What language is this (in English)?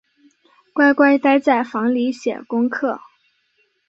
Chinese